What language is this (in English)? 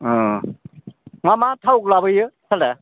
Bodo